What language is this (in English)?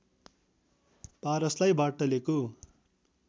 Nepali